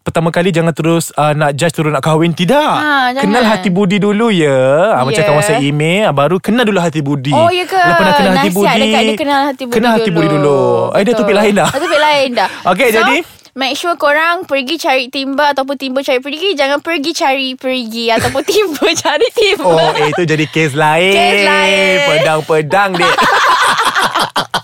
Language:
Malay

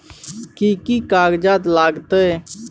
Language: Maithili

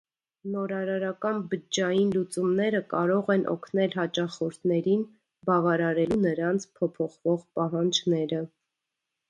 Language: Armenian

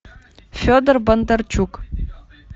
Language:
Russian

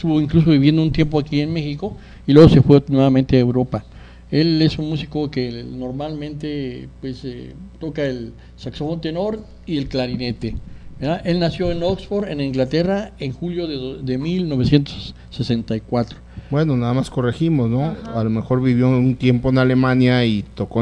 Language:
Spanish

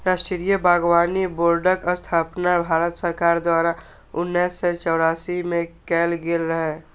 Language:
Maithili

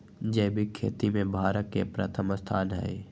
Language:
Magahi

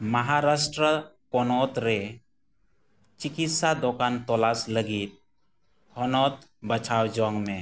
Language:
Santali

